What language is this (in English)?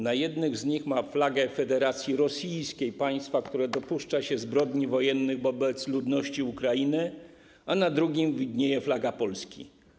Polish